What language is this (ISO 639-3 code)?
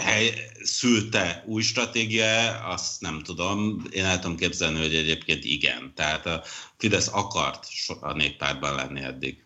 hun